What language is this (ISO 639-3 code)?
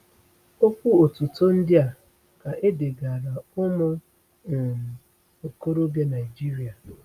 ibo